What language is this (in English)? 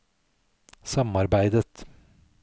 Norwegian